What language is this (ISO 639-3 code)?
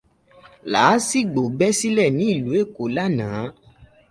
yor